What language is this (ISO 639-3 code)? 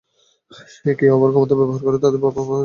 ben